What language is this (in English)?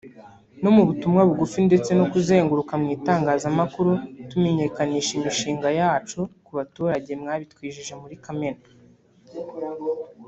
Kinyarwanda